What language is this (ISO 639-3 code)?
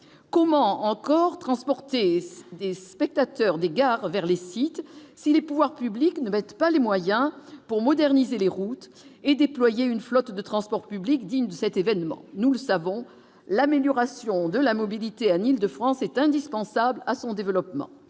fra